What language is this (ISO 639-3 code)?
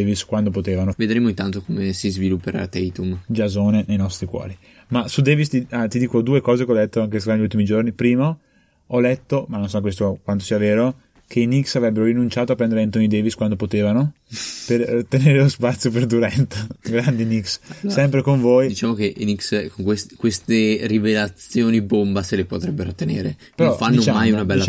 ita